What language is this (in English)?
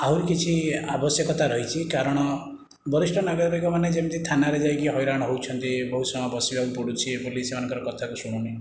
Odia